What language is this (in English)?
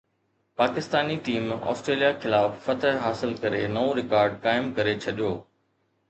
Sindhi